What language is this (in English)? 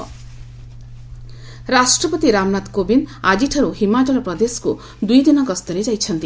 Odia